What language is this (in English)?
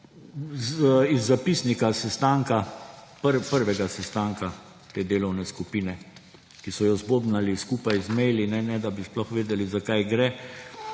Slovenian